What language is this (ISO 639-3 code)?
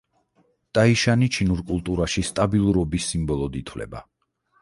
kat